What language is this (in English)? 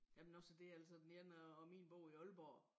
Danish